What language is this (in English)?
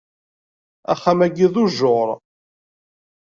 Kabyle